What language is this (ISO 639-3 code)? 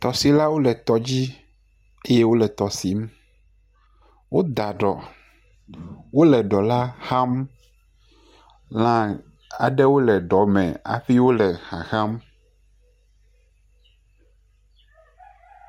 ewe